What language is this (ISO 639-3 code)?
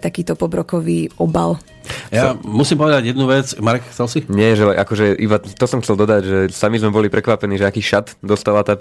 slk